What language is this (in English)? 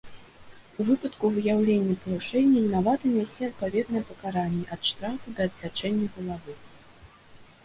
Belarusian